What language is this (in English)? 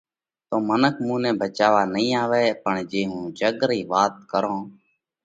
Parkari Koli